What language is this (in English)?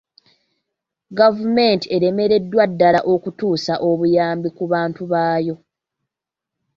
Ganda